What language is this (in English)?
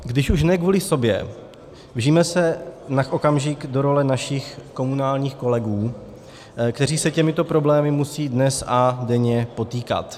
Czech